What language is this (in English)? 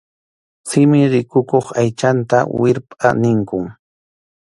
Arequipa-La Unión Quechua